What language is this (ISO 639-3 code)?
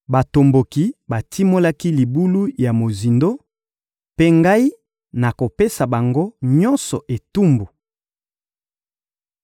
lin